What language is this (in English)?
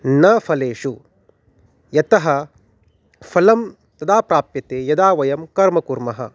Sanskrit